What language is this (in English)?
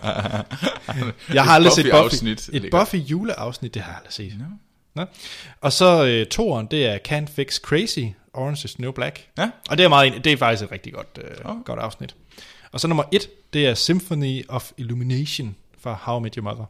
Danish